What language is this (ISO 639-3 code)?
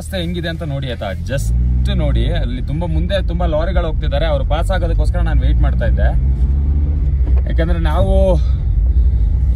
hin